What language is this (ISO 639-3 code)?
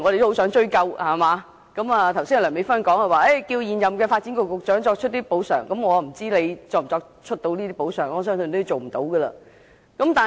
yue